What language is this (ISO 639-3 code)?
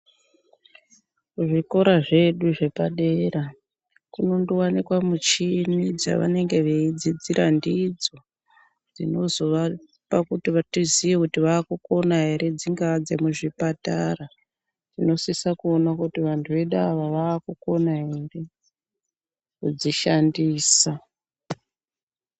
ndc